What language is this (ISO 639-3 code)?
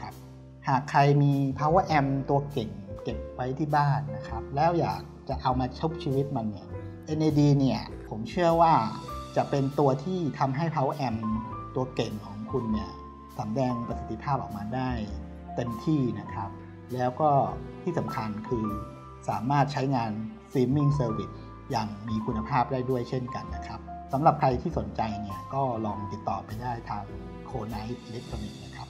tha